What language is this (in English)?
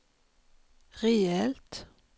Swedish